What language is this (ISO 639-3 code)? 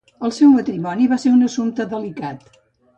cat